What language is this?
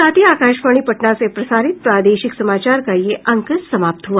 Hindi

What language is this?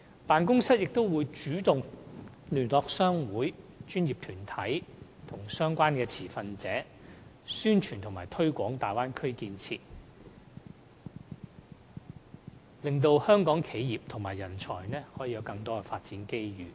Cantonese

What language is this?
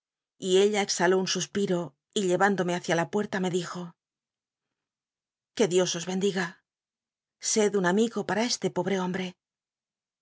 Spanish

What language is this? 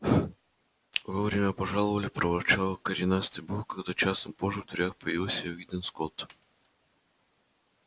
Russian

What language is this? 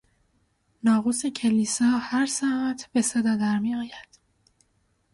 Persian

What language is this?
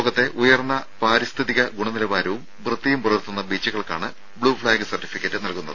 Malayalam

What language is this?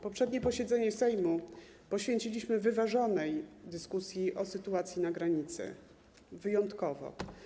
Polish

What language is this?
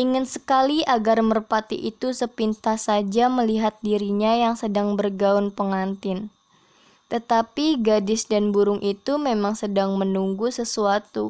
Indonesian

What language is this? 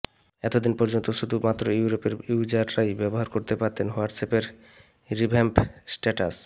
Bangla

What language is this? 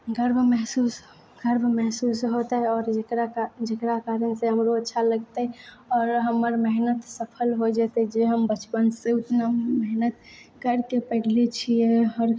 Maithili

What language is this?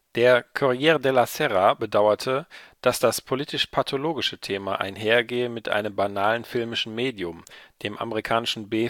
German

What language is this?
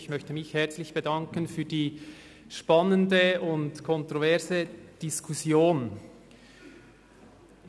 Swiss German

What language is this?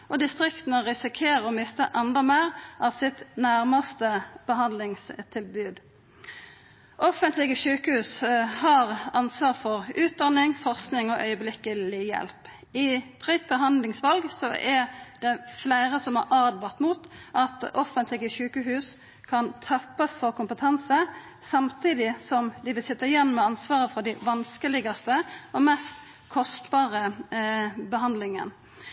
Norwegian Nynorsk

